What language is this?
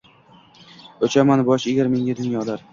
Uzbek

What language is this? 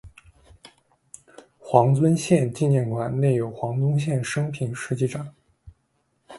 Chinese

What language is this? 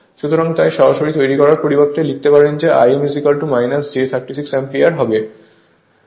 Bangla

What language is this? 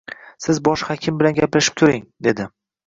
Uzbek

